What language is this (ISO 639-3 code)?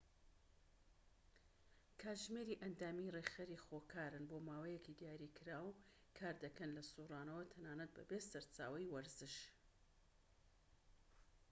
ckb